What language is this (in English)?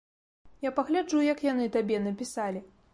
Belarusian